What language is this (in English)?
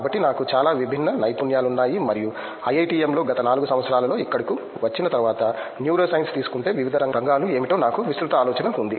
Telugu